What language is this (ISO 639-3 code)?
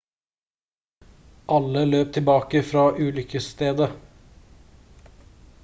nob